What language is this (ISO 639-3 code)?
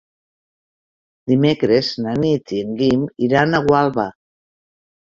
cat